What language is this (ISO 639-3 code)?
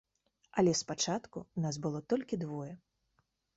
bel